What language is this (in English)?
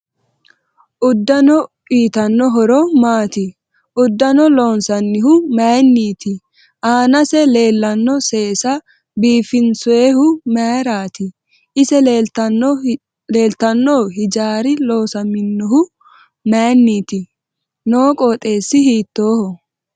Sidamo